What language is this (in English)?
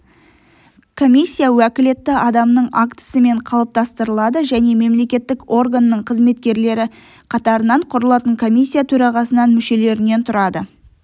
Kazakh